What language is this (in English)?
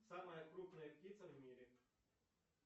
Russian